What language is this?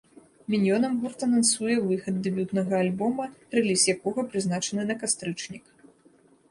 Belarusian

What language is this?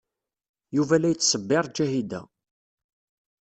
Kabyle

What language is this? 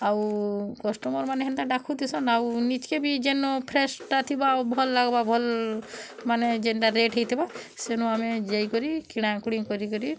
Odia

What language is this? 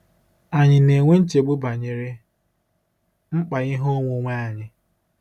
Igbo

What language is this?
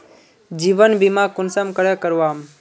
Magahi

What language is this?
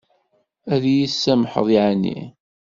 Kabyle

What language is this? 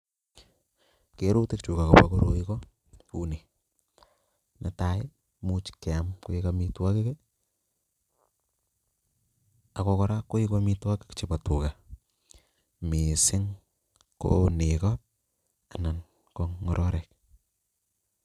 Kalenjin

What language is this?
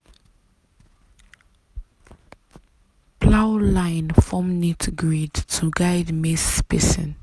Nigerian Pidgin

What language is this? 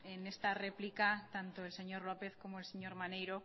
Spanish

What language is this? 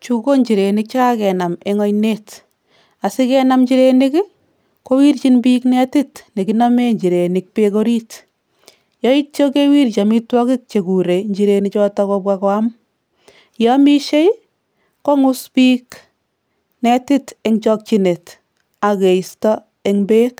Kalenjin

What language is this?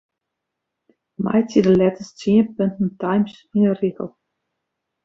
Western Frisian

